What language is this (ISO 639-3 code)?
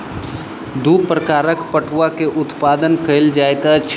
mai